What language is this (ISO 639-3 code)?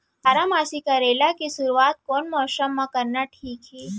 hne